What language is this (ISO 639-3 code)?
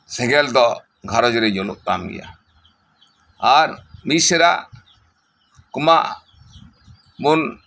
sat